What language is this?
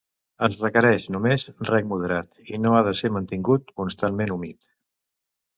Catalan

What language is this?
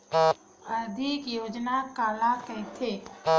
Chhattisgarhi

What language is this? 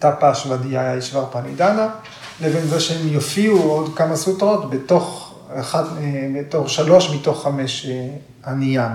Hebrew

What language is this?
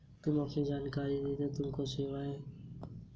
Hindi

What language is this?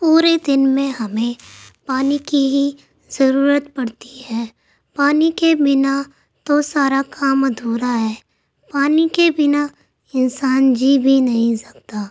Urdu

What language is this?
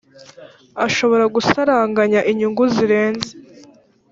Kinyarwanda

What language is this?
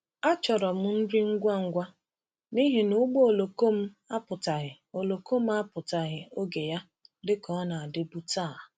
Igbo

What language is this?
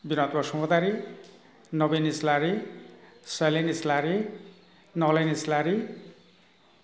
Bodo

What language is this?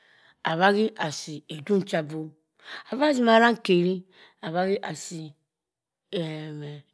Cross River Mbembe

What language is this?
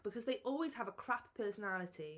English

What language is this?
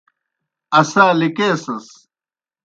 Kohistani Shina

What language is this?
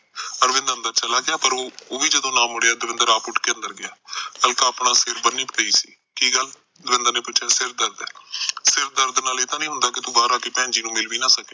Punjabi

